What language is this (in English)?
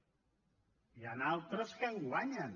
Catalan